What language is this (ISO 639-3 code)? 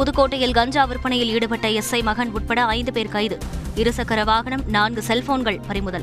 tam